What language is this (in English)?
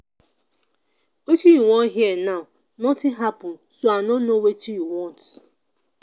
Nigerian Pidgin